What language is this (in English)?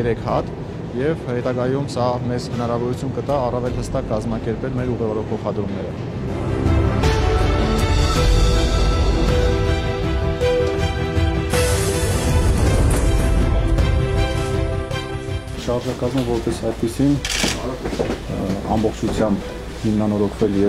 Turkish